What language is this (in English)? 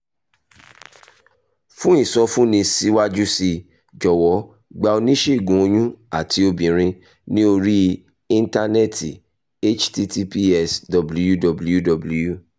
Yoruba